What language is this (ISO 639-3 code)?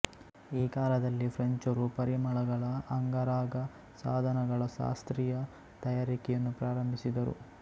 kan